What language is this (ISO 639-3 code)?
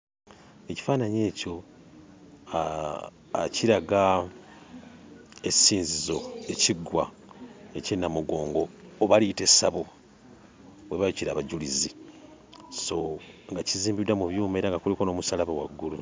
lug